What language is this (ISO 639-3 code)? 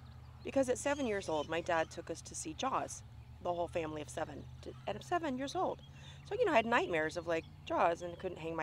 eng